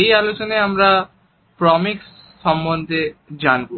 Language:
Bangla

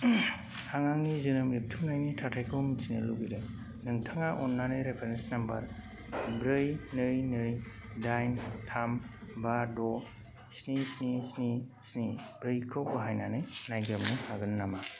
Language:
Bodo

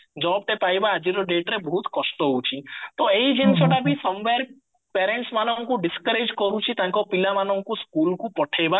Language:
Odia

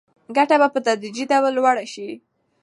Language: Pashto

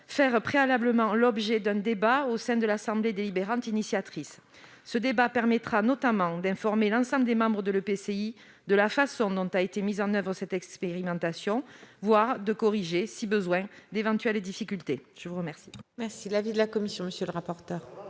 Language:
French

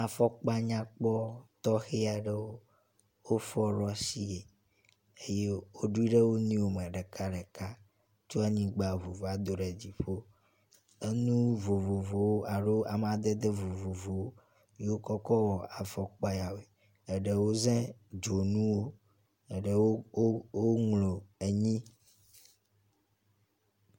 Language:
Ewe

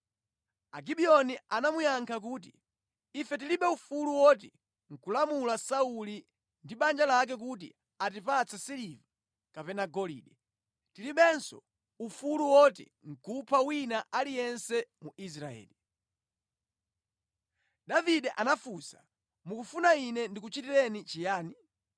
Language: Nyanja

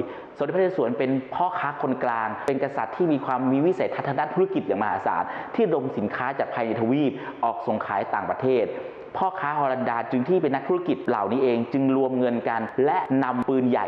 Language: Thai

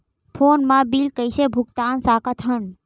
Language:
Chhattisgarhi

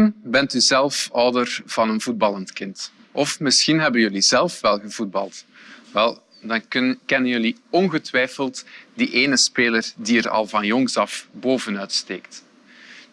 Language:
Dutch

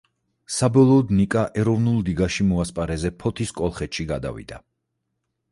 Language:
Georgian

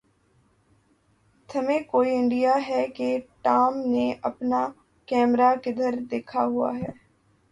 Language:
Urdu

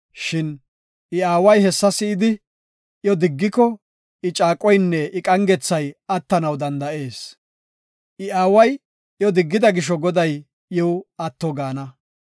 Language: Gofa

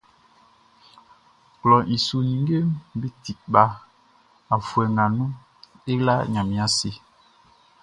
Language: Baoulé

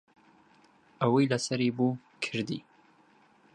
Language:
Central Kurdish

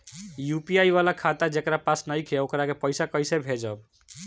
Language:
Bhojpuri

